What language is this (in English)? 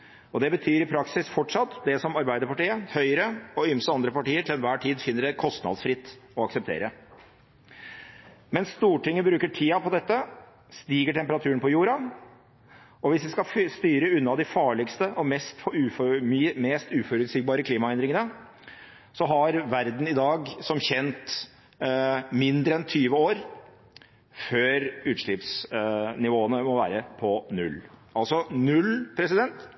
Norwegian Bokmål